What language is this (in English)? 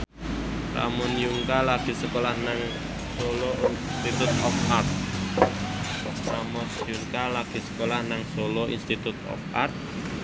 Javanese